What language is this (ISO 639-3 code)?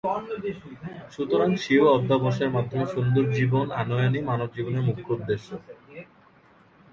ben